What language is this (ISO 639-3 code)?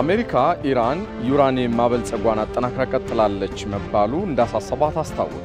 ara